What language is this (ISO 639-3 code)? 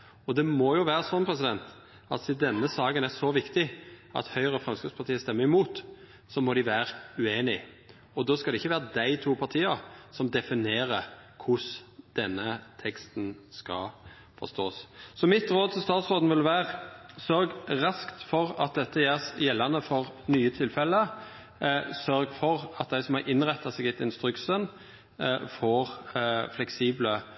nno